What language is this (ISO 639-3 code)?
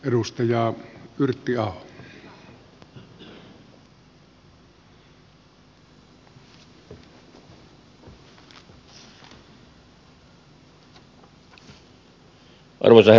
fin